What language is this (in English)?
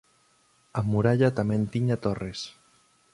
Galician